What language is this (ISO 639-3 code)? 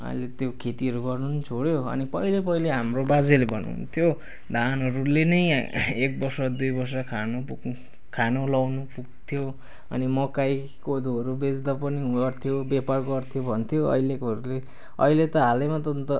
nep